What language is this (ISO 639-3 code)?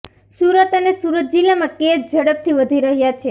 guj